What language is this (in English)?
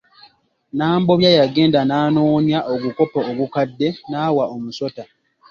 Ganda